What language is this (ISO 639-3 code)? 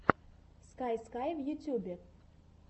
rus